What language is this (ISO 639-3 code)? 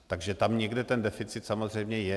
ces